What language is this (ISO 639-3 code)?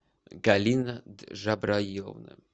rus